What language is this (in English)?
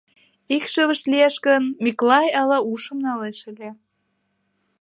Mari